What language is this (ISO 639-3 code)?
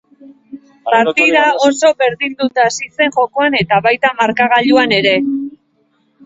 eus